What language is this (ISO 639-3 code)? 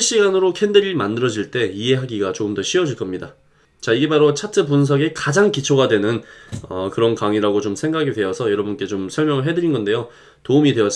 kor